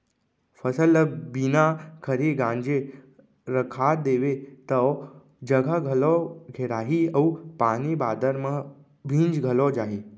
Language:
Chhattisgarhi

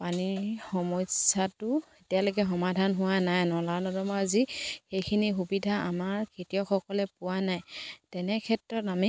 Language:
Assamese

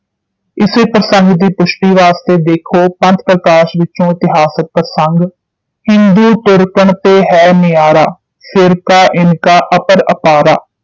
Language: Punjabi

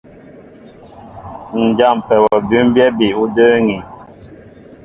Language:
Mbo (Cameroon)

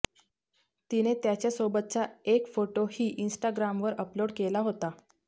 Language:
Marathi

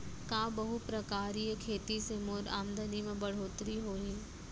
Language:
Chhattisgarhi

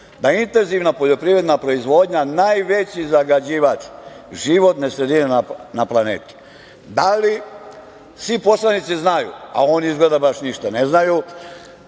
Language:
Serbian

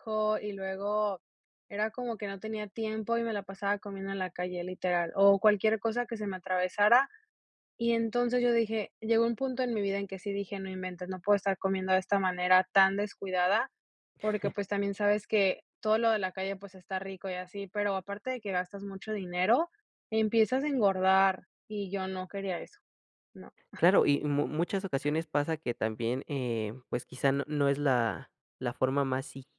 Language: Spanish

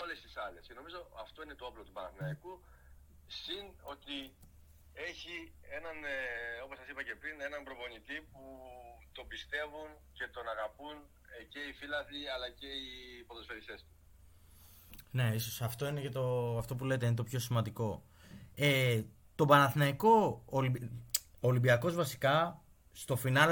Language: Greek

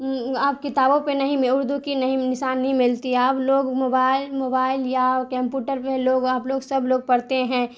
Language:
Urdu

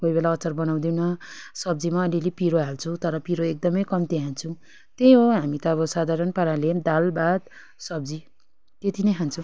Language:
Nepali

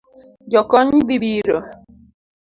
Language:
Luo (Kenya and Tanzania)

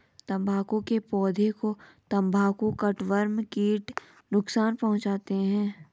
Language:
Hindi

